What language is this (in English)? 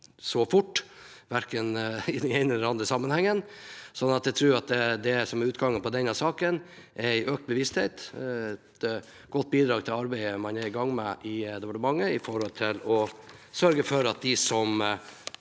Norwegian